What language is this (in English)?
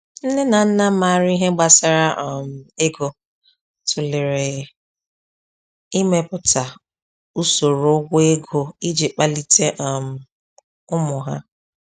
Igbo